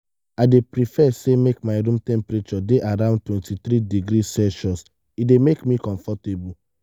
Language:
Nigerian Pidgin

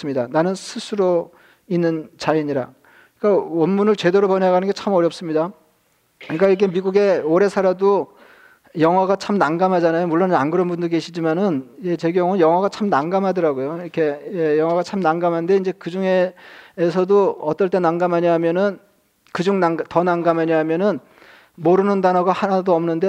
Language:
Korean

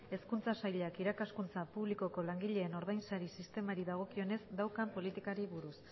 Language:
Basque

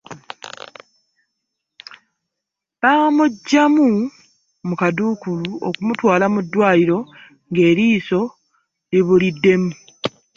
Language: Ganda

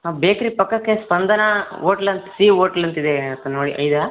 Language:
Kannada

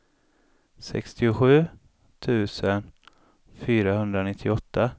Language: Swedish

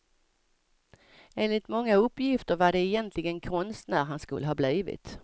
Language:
Swedish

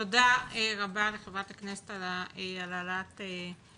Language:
Hebrew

